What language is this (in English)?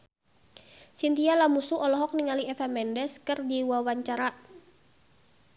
Sundanese